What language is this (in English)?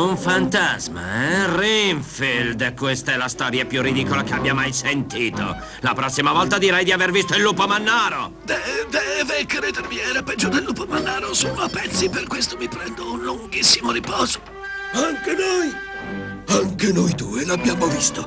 Italian